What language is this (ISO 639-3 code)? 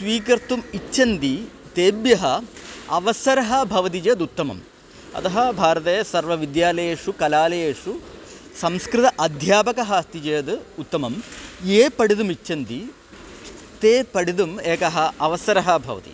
san